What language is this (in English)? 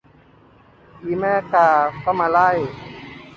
Thai